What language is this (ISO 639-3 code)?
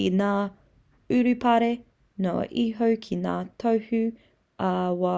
mri